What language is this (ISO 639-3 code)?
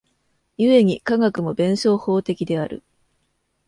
jpn